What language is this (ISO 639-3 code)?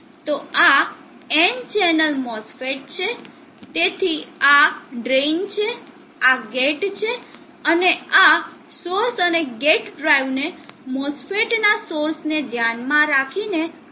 guj